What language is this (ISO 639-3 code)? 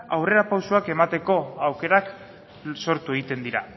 eus